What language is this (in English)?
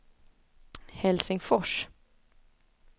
Swedish